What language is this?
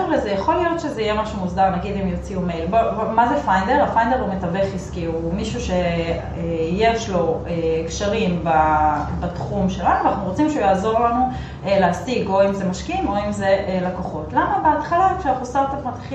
Hebrew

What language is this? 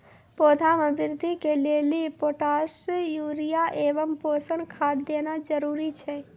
Maithili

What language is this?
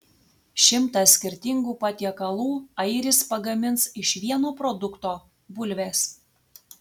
Lithuanian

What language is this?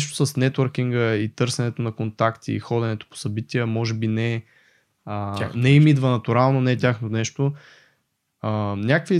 Bulgarian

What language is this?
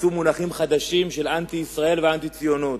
Hebrew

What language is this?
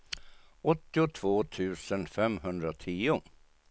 Swedish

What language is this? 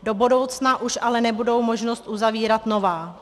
Czech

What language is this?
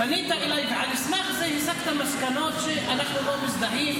Hebrew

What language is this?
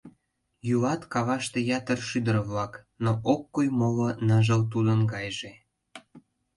Mari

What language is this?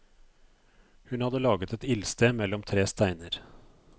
Norwegian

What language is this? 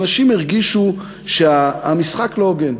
Hebrew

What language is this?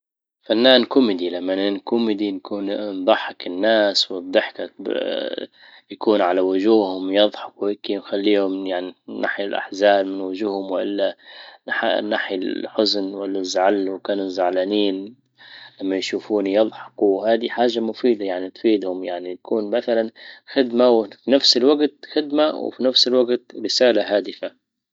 Libyan Arabic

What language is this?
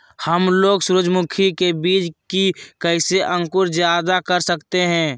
Magahi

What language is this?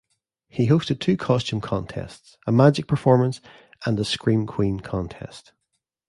English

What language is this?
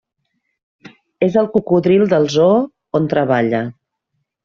Catalan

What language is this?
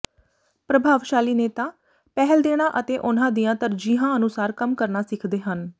Punjabi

